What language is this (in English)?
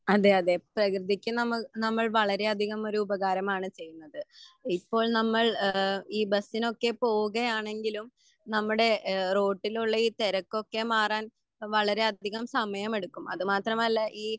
Malayalam